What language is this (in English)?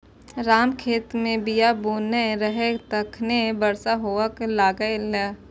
Maithili